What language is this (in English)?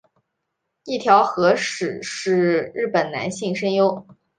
Chinese